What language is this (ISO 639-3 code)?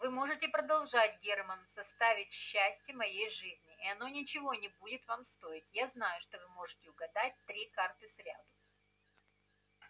rus